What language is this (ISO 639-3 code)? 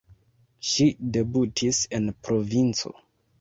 epo